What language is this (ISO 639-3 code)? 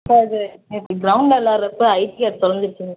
tam